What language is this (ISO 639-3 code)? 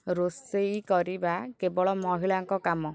ori